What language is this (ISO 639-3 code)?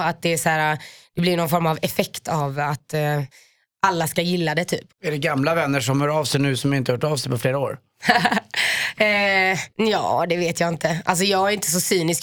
swe